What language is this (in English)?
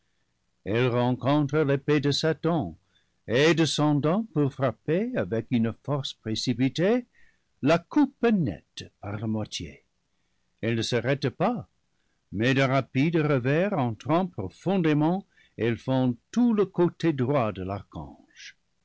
French